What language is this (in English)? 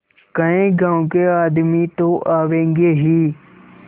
Hindi